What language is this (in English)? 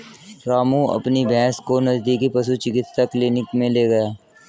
Hindi